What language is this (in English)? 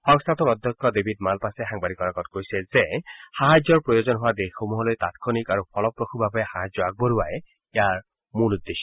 Assamese